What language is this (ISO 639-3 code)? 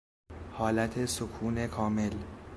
fas